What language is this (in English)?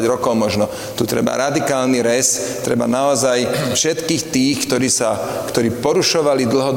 Slovak